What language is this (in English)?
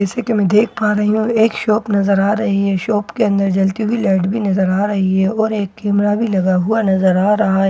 Hindi